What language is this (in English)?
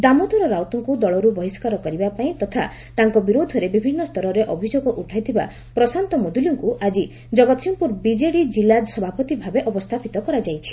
Odia